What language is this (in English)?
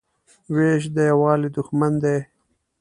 Pashto